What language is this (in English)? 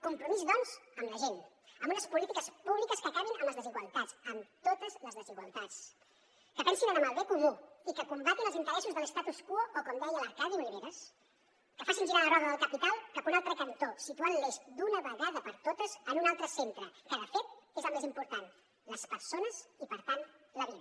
Catalan